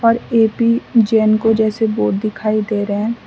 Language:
Hindi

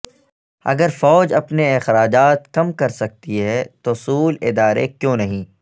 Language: Urdu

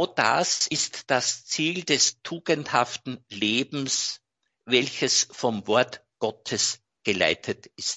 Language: German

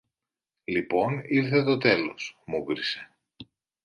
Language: Greek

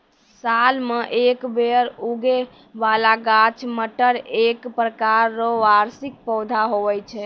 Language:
Maithili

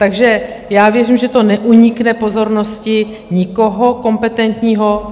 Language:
Czech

